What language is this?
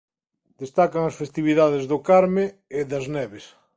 Galician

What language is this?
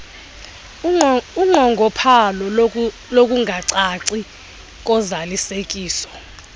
Xhosa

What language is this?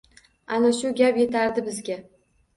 Uzbek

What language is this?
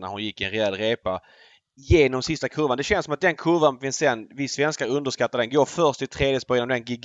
Swedish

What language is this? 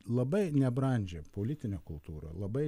Lithuanian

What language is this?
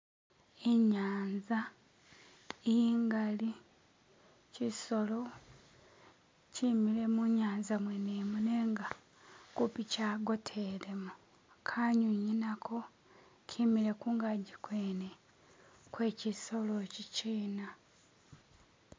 Masaaba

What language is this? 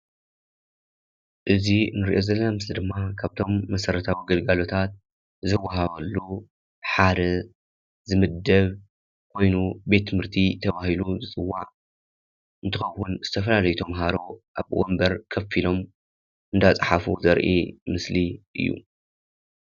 Tigrinya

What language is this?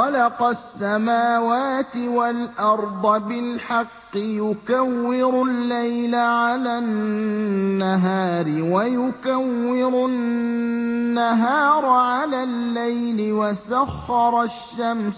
Arabic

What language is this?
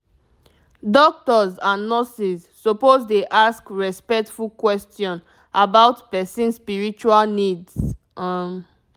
Nigerian Pidgin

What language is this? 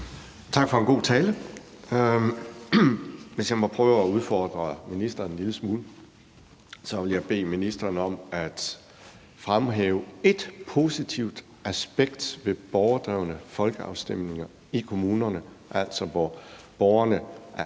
Danish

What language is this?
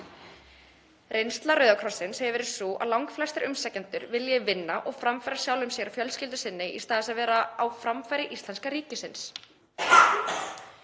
Icelandic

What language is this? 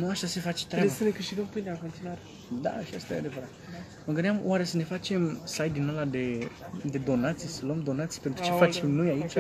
Romanian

